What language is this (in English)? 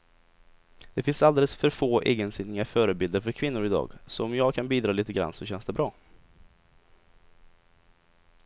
Swedish